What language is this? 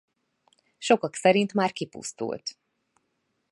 Hungarian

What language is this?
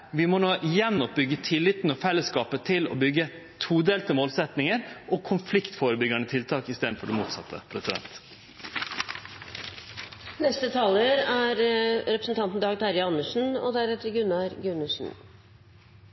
Norwegian Nynorsk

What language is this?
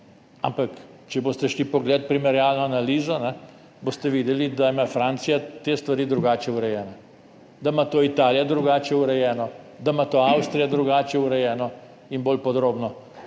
Slovenian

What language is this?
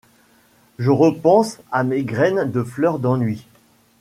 French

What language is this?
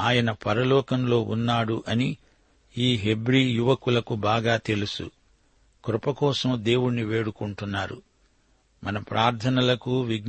Telugu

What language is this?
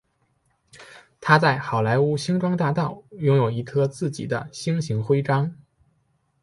Chinese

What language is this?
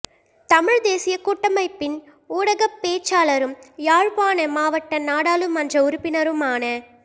Tamil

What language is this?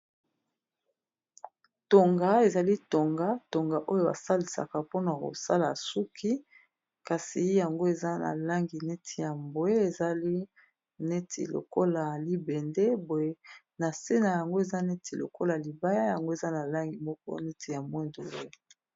Lingala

